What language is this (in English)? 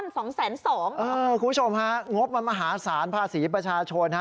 Thai